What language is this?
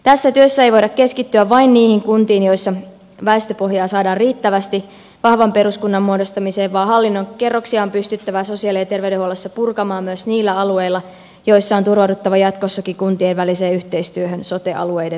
Finnish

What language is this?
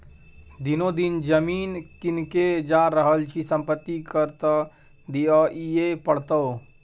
Maithili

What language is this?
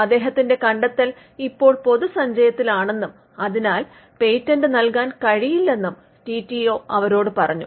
Malayalam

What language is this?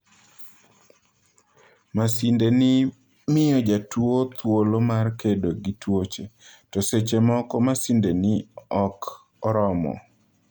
Luo (Kenya and Tanzania)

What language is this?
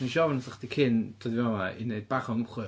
Welsh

